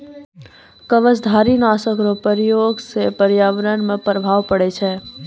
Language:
Maithili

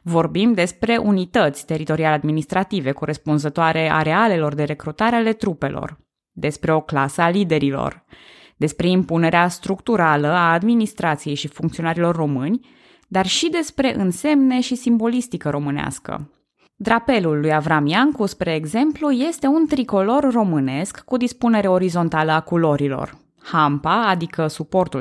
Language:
Romanian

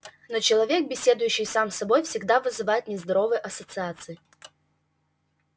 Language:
Russian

